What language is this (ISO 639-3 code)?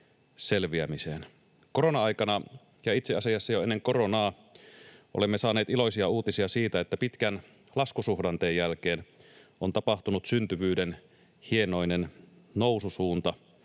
fin